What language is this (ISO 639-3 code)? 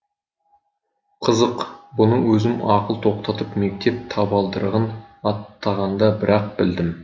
kaz